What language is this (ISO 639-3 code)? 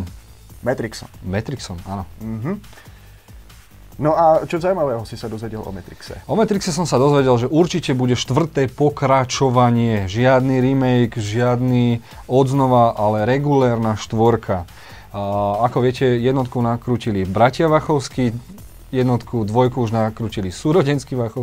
slk